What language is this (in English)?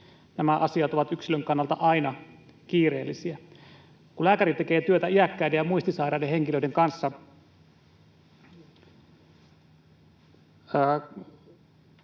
Finnish